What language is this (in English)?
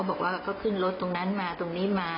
Thai